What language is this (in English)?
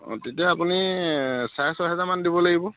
Assamese